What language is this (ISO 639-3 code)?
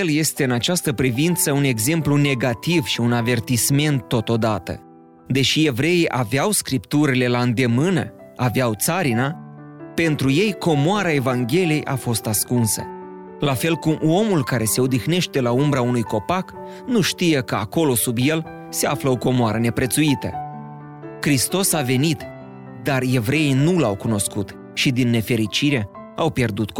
ron